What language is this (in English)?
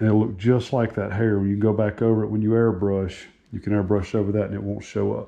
English